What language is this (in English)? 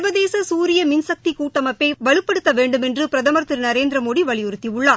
Tamil